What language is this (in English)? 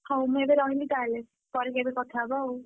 Odia